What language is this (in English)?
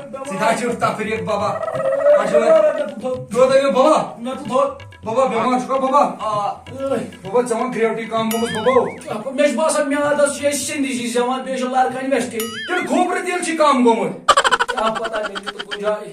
Turkish